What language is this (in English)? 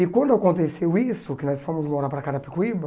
Portuguese